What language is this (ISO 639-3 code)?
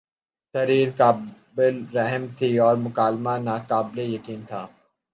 urd